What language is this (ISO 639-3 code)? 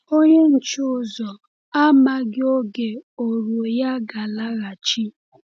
ibo